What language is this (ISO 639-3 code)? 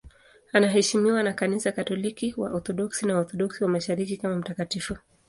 swa